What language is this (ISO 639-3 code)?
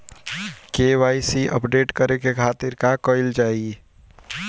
bho